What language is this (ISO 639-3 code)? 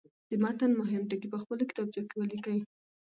pus